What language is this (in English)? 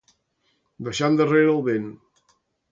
Catalan